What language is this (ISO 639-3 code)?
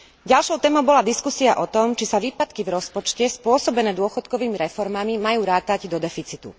slk